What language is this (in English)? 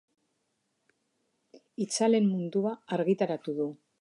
Basque